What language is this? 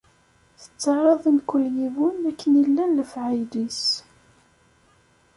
Kabyle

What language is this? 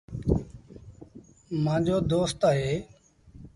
Sindhi Bhil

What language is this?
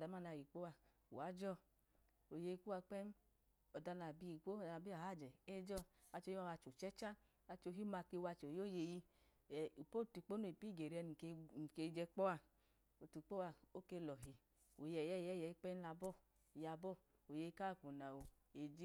Idoma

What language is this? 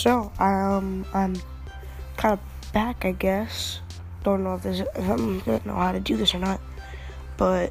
English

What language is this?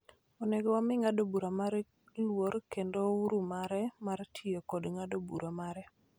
Luo (Kenya and Tanzania)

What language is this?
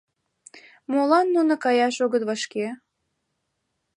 Mari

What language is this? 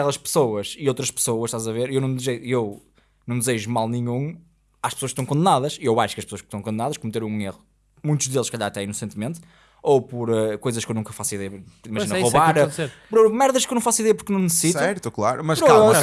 Portuguese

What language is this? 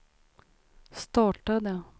Swedish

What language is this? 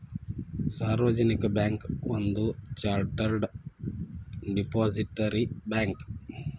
Kannada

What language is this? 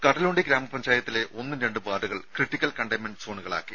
Malayalam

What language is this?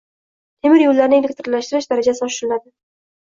Uzbek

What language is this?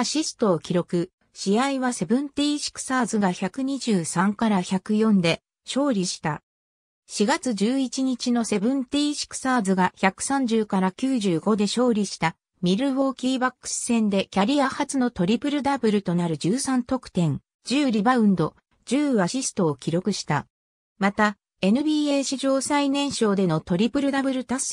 Japanese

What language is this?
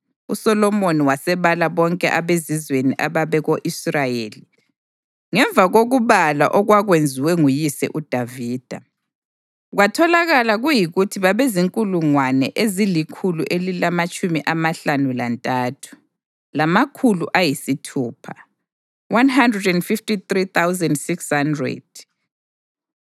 North Ndebele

